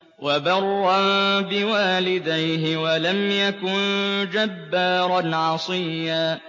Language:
Arabic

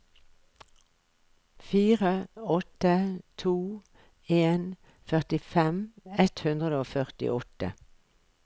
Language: Norwegian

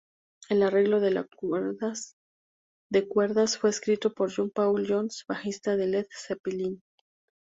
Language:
Spanish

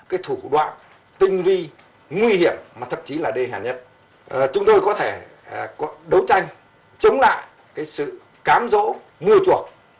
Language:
Vietnamese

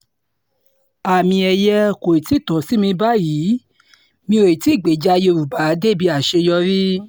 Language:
Yoruba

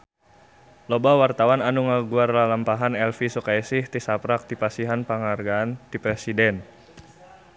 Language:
Sundanese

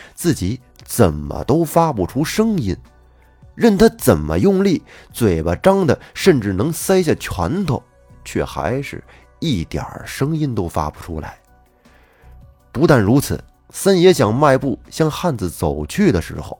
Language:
Chinese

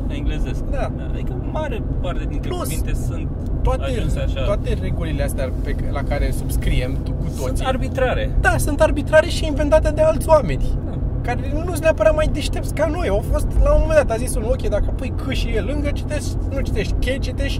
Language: Romanian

